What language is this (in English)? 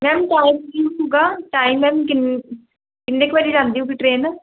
Punjabi